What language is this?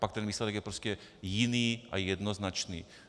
Czech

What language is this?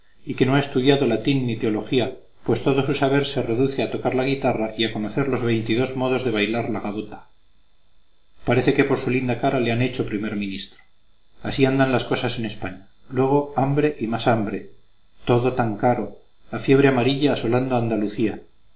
Spanish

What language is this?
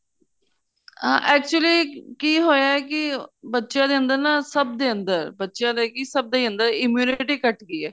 Punjabi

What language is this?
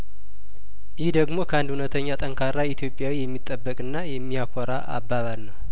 Amharic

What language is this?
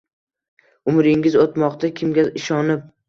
Uzbek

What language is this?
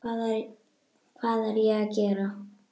Icelandic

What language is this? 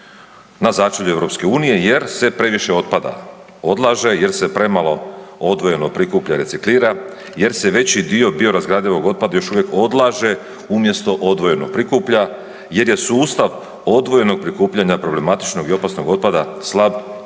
Croatian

